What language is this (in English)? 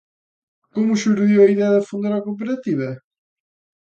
Galician